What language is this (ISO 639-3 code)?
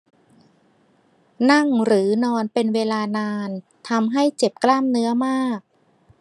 tha